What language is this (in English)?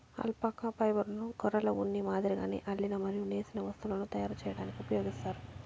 Telugu